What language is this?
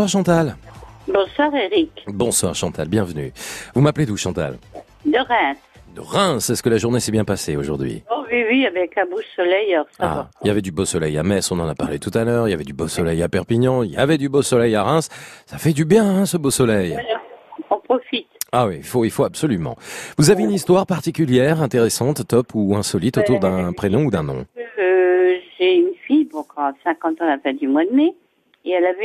French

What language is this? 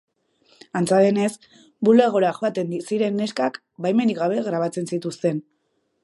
Basque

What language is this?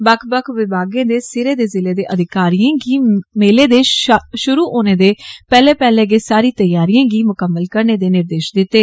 Dogri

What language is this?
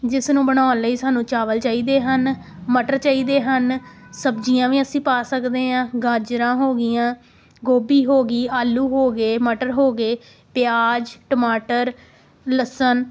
Punjabi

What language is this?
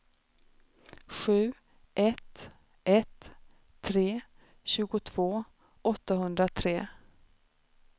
Swedish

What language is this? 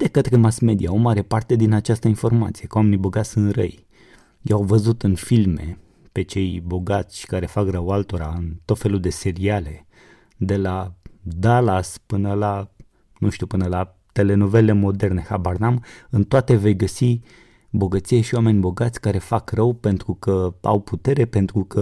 Romanian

